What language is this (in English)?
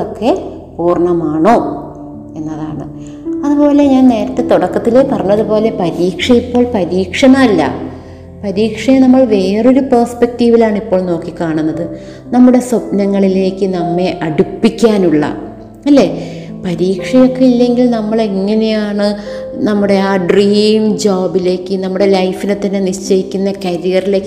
Malayalam